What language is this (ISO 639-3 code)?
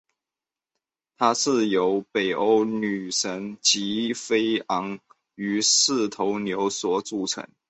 zho